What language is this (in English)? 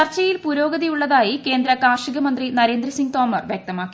Malayalam